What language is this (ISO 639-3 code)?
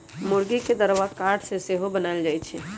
mag